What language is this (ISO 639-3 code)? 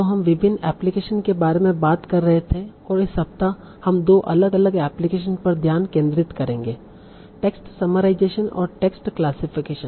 hin